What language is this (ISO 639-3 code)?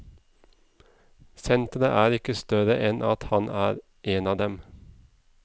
nor